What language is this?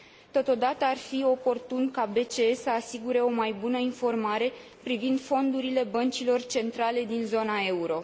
Romanian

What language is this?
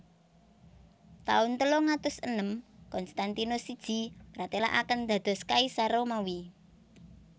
Javanese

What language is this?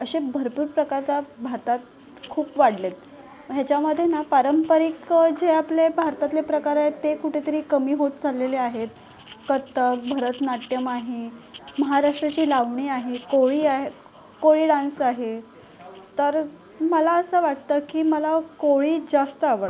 Marathi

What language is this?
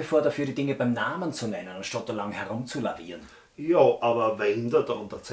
German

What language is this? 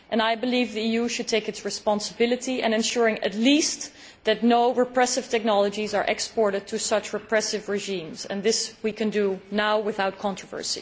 English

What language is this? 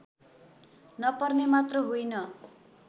Nepali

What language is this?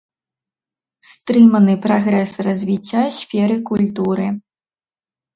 Belarusian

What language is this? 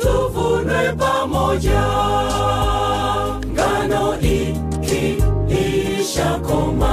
Swahili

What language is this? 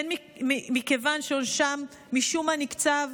Hebrew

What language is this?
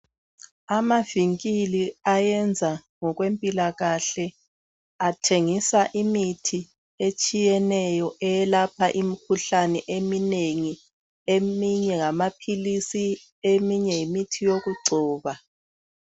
North Ndebele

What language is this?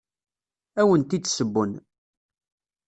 Kabyle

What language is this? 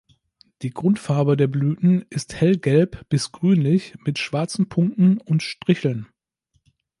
German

